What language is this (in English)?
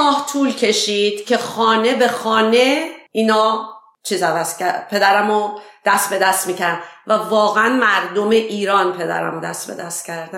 Persian